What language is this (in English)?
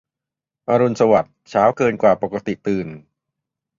Thai